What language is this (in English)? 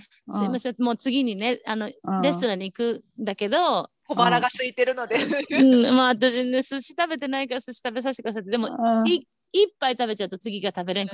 Japanese